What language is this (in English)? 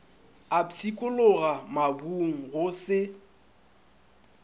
Northern Sotho